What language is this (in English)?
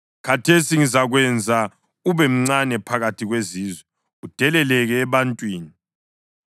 North Ndebele